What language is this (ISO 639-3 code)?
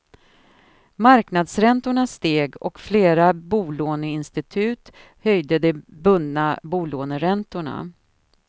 swe